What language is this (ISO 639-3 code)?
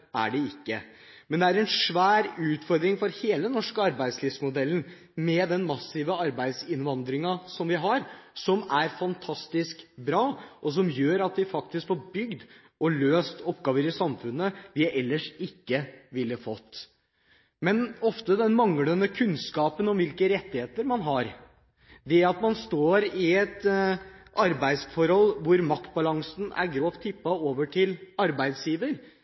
nob